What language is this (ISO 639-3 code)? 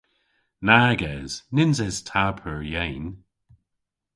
cor